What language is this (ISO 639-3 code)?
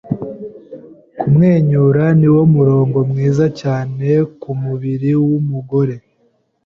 kin